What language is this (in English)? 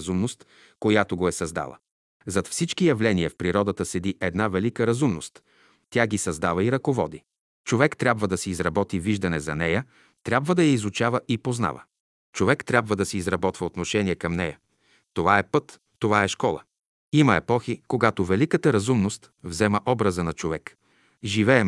Bulgarian